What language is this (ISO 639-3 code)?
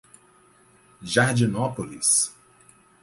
por